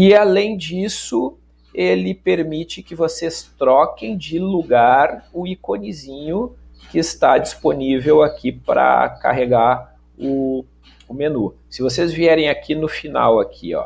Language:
Portuguese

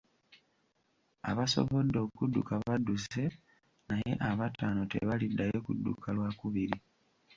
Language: Ganda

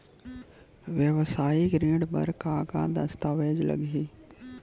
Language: Chhattisgarhi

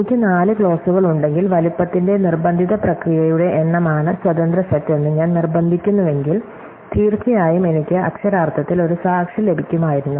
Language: Malayalam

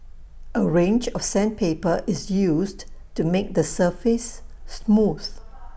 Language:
English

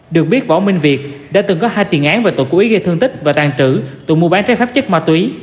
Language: Vietnamese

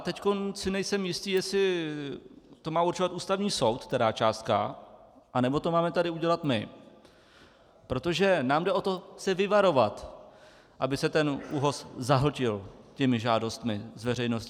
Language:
Czech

